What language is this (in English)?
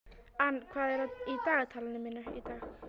Icelandic